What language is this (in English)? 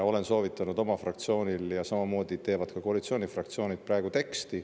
Estonian